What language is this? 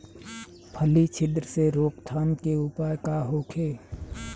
Bhojpuri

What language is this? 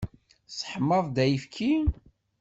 Kabyle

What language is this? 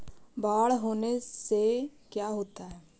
Magahi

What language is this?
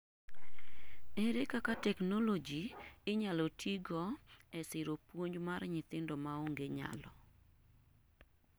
Luo (Kenya and Tanzania)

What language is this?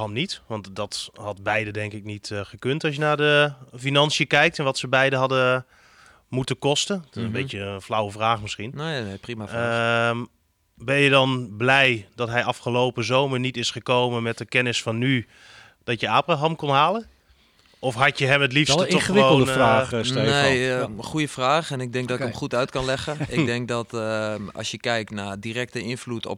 Dutch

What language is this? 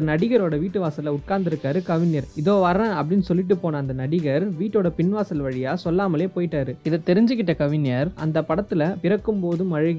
Tamil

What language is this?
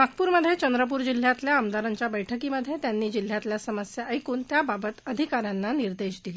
Marathi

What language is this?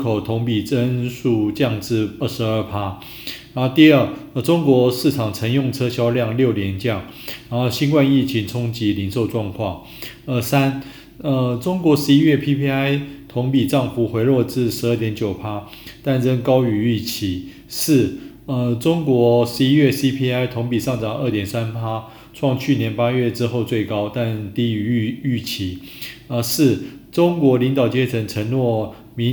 Chinese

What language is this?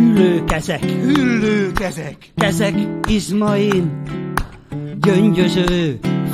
Hungarian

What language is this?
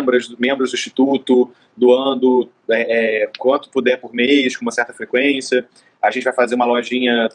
Portuguese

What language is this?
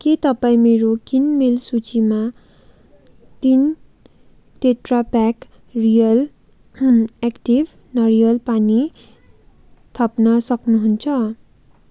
Nepali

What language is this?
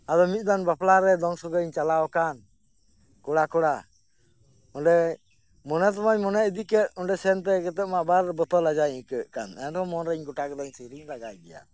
Santali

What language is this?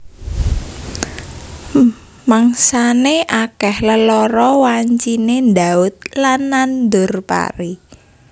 Javanese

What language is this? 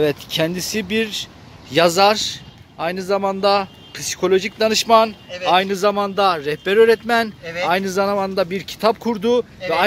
Turkish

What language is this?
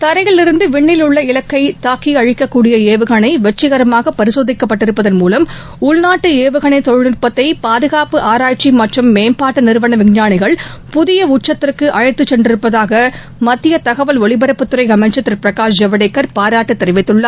Tamil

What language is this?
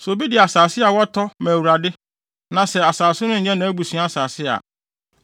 Akan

